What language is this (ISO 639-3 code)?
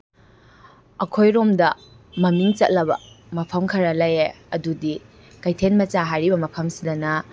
mni